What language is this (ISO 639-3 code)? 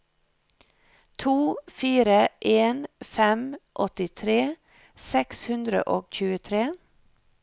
nor